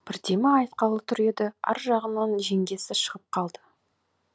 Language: Kazakh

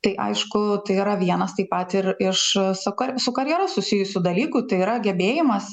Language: Lithuanian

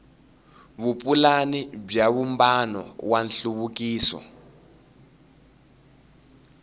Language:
Tsonga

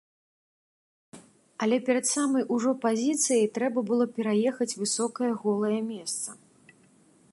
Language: Belarusian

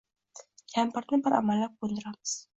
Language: Uzbek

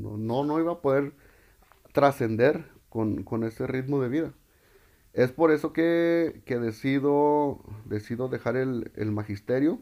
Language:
Spanish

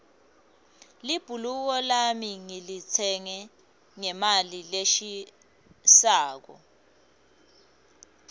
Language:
Swati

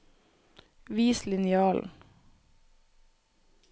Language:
Norwegian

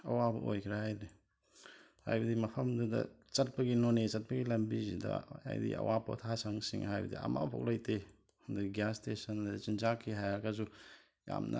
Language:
Manipuri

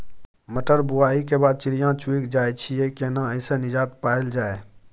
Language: Maithili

